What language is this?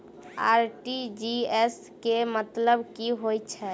Maithili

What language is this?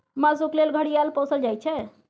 Maithili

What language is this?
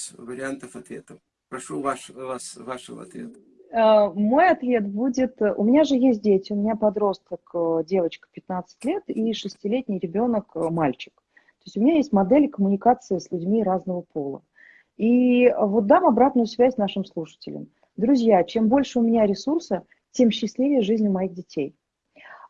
Russian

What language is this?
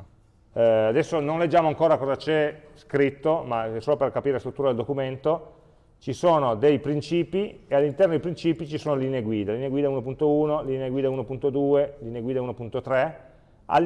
Italian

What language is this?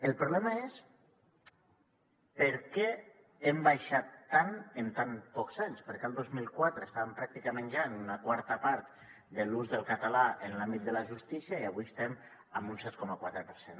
Catalan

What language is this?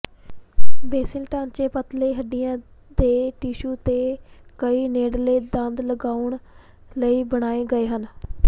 Punjabi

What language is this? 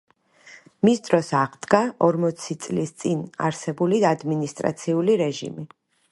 Georgian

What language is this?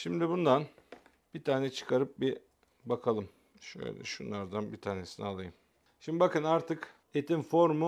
Turkish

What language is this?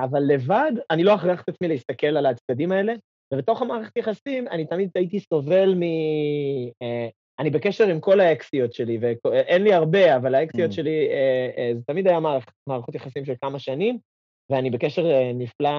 Hebrew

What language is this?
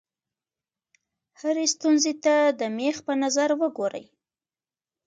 Pashto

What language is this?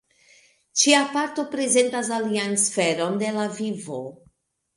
Esperanto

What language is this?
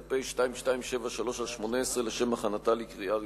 Hebrew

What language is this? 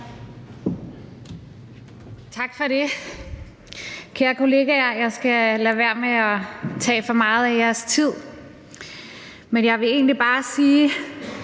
Danish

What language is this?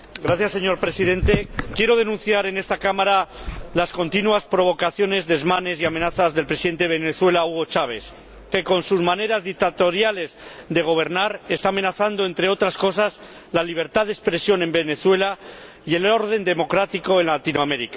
Spanish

